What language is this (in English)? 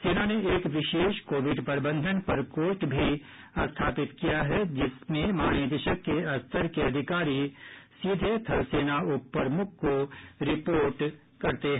Hindi